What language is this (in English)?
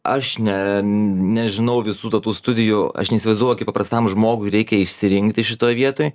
Lithuanian